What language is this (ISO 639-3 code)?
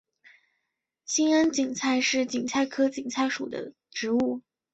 zho